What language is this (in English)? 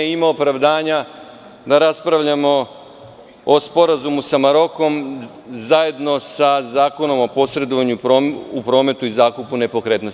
Serbian